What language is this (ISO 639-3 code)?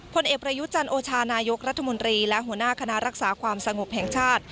tha